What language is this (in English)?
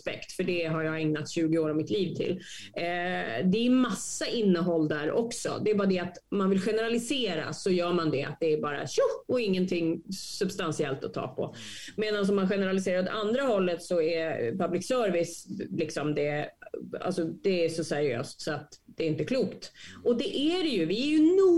Swedish